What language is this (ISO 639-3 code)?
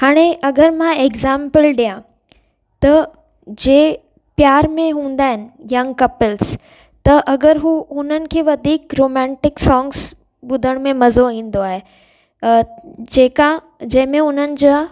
snd